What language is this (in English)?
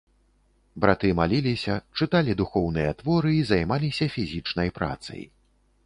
Belarusian